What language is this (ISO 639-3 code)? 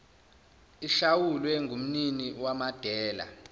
zul